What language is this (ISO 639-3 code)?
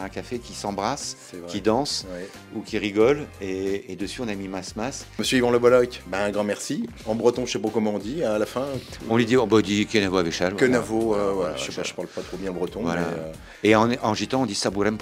fra